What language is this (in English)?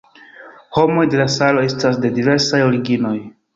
Esperanto